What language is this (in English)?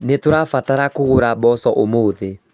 Kikuyu